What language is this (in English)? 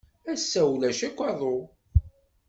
Kabyle